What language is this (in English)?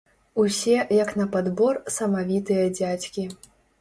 Belarusian